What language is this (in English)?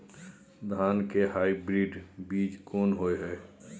Maithili